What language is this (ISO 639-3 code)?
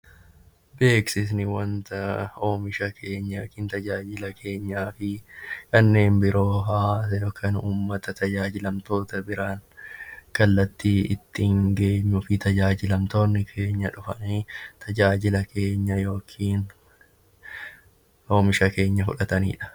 orm